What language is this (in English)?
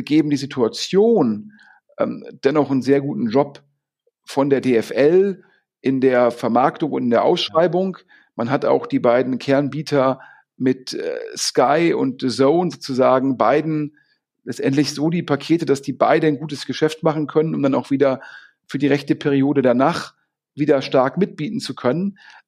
German